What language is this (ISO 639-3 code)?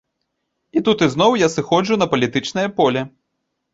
bel